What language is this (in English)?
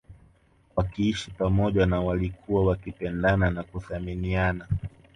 Swahili